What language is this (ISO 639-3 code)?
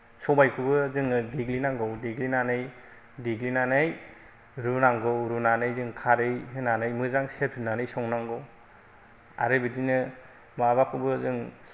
brx